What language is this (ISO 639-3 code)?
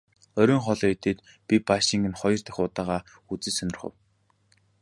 mon